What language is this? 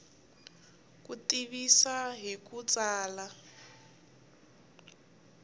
Tsonga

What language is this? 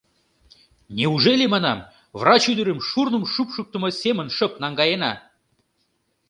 Mari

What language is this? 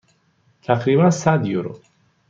Persian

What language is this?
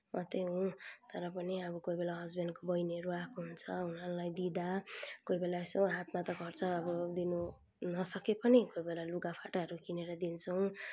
Nepali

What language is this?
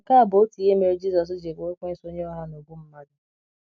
Igbo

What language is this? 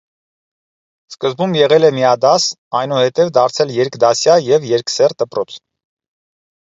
Armenian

